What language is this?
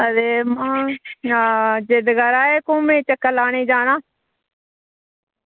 Dogri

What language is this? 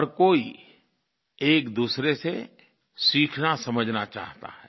Hindi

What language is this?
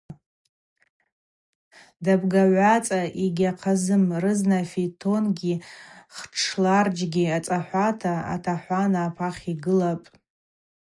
Abaza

